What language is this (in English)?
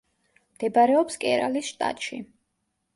Georgian